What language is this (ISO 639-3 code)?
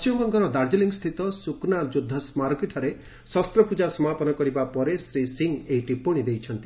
ori